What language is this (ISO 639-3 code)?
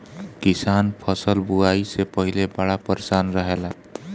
bho